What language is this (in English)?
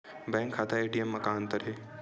Chhattisgarhi